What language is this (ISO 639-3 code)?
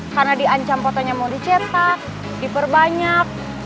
ind